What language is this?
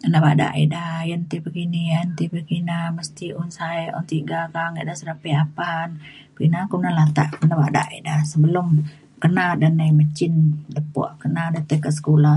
Mainstream Kenyah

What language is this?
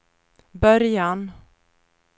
Swedish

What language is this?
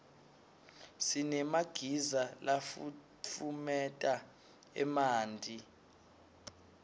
Swati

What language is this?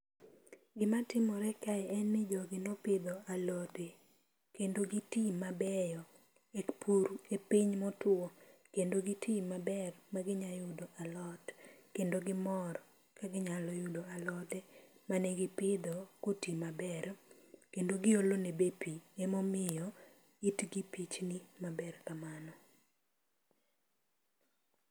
Luo (Kenya and Tanzania)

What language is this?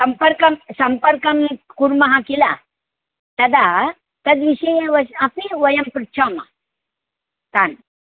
Sanskrit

